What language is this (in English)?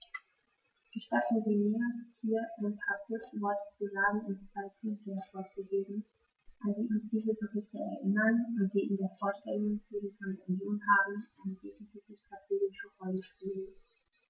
German